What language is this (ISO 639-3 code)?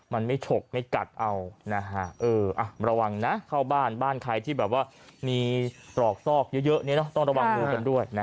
tha